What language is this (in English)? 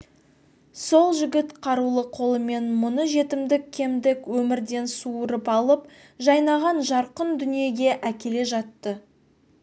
Kazakh